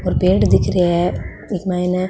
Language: Marwari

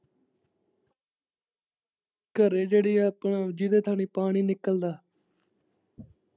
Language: Punjabi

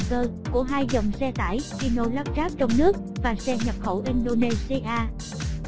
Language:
Vietnamese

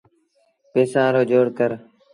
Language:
Sindhi Bhil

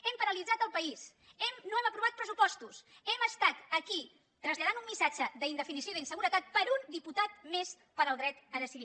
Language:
Catalan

